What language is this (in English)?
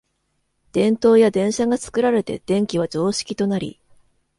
Japanese